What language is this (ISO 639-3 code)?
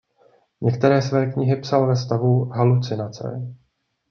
ces